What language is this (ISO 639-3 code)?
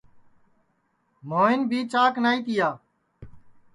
ssi